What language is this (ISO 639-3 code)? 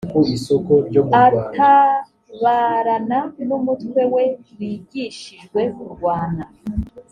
kin